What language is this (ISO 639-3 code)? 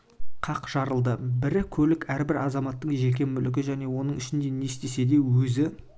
kaz